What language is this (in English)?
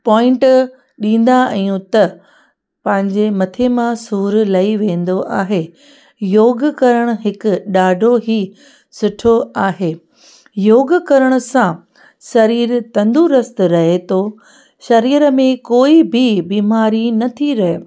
Sindhi